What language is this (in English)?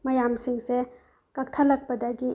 Manipuri